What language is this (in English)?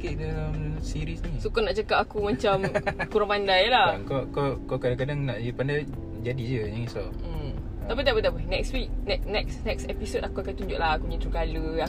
Malay